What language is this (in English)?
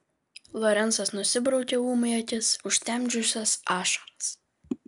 Lithuanian